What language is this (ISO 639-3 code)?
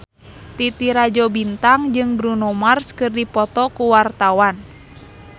sun